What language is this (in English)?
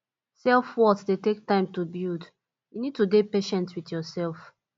Nigerian Pidgin